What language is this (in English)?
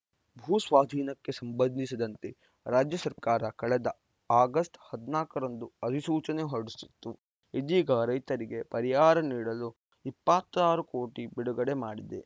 Kannada